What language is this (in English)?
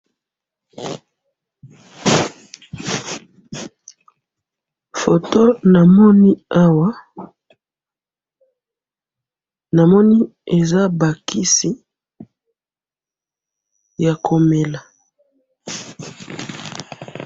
Lingala